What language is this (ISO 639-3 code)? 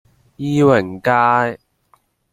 yue